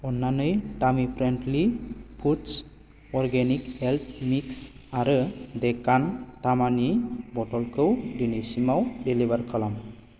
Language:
Bodo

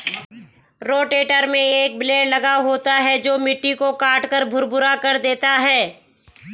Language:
Hindi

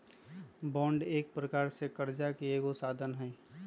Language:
Magahi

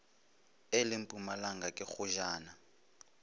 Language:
Northern Sotho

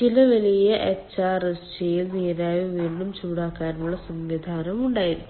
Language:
Malayalam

